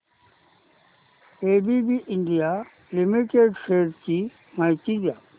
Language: Marathi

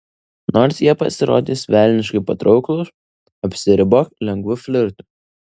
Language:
Lithuanian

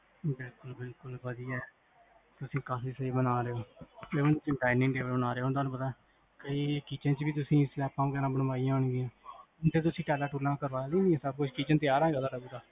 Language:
Punjabi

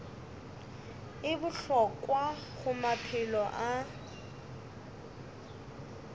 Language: Northern Sotho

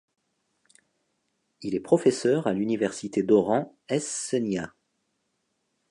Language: French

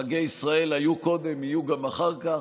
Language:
Hebrew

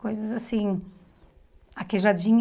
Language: Portuguese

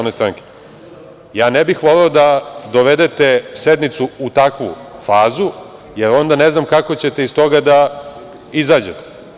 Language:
Serbian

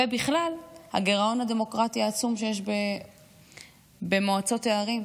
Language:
Hebrew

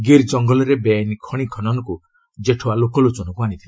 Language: Odia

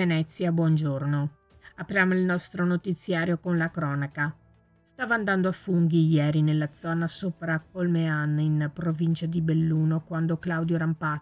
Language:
Italian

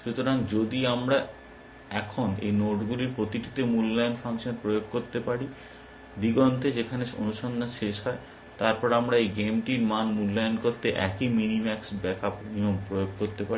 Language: Bangla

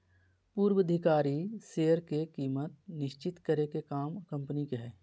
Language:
Magahi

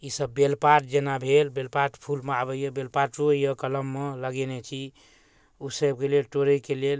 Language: Maithili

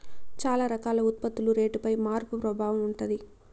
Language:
Telugu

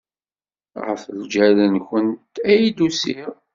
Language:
Kabyle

